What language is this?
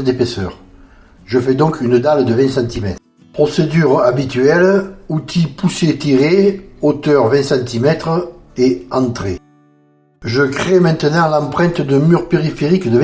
French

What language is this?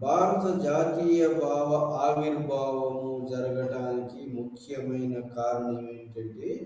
Telugu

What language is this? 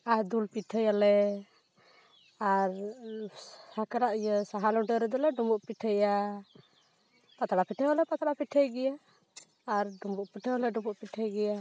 Santali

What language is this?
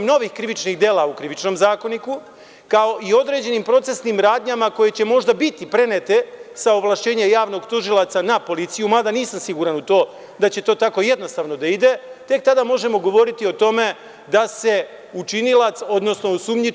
Serbian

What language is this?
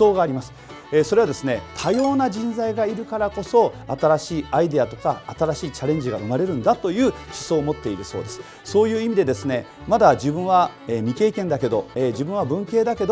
Japanese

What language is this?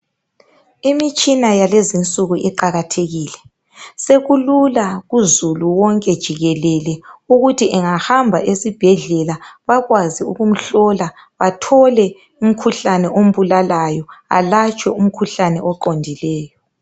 North Ndebele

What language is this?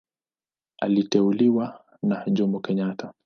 Swahili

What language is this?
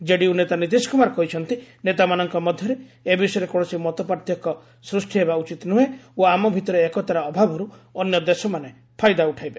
Odia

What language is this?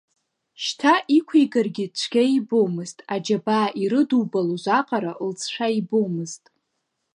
Abkhazian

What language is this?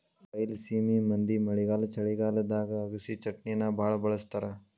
Kannada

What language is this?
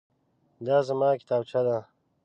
Pashto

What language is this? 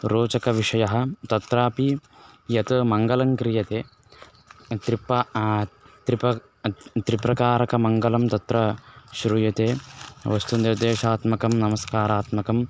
Sanskrit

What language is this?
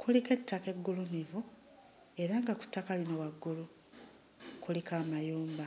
Ganda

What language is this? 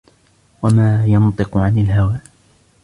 Arabic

